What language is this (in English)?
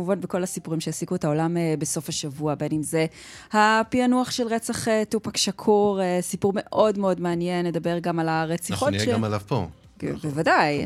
Hebrew